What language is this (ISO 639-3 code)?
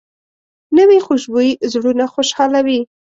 pus